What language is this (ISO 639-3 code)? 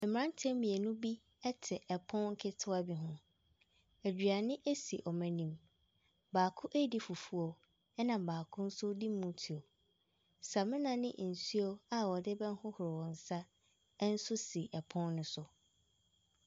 aka